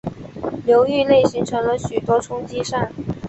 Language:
Chinese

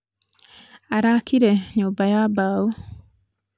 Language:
Kikuyu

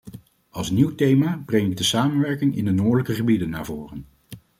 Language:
Dutch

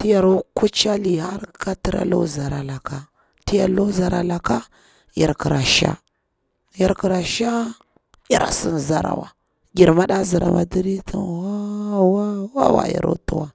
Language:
Bura-Pabir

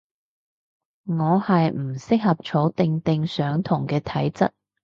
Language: Cantonese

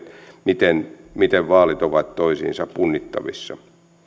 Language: Finnish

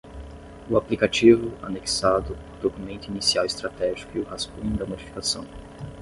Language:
Portuguese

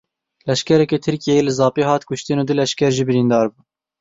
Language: Kurdish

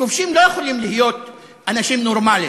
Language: Hebrew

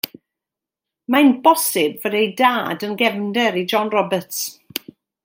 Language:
Welsh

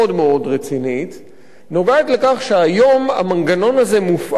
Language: Hebrew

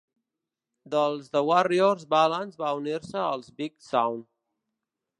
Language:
Catalan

